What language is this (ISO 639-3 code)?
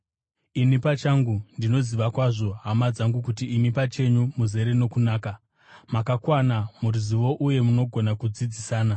sna